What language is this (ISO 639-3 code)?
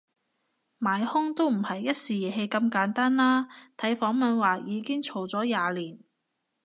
yue